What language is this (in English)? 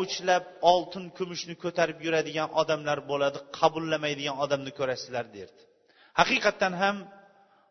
Bulgarian